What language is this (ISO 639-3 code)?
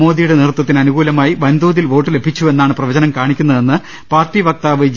mal